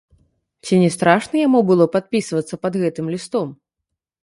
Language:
Belarusian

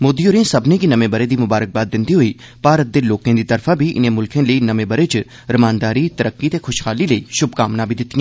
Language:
Dogri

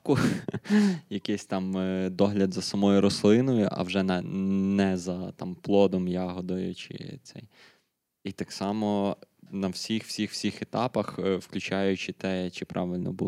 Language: Ukrainian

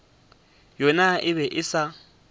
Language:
Northern Sotho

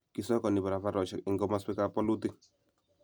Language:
Kalenjin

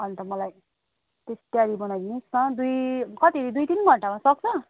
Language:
Nepali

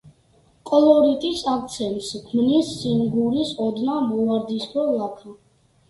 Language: Georgian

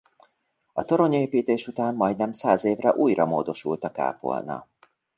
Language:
Hungarian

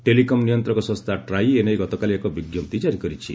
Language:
Odia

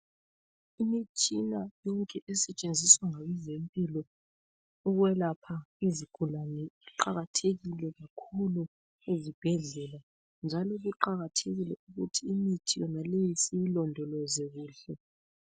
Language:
North Ndebele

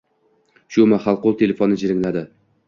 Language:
Uzbek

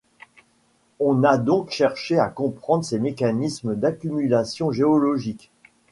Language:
French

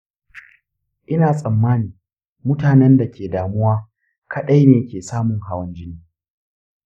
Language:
Hausa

